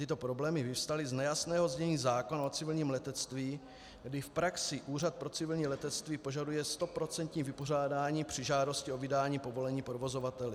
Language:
Czech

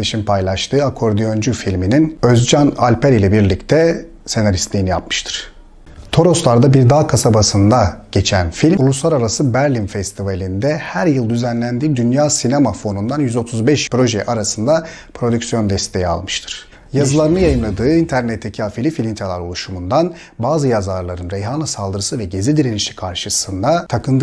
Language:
Turkish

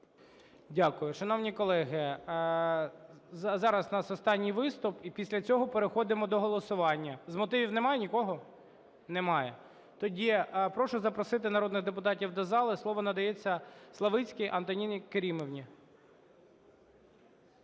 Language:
Ukrainian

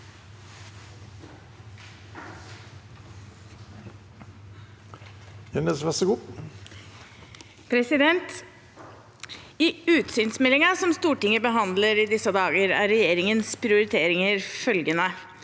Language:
Norwegian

